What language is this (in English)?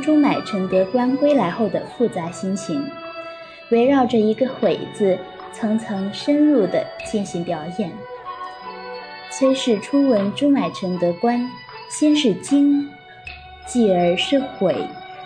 Chinese